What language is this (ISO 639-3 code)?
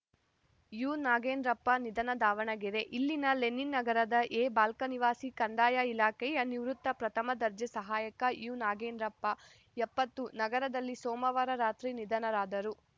kan